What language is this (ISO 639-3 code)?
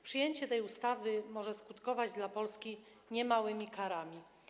pol